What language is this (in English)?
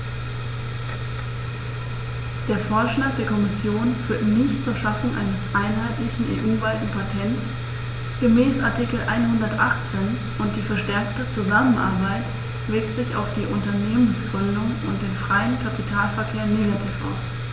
German